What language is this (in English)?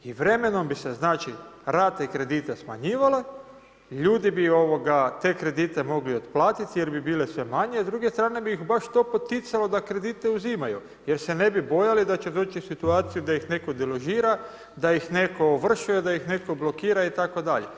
Croatian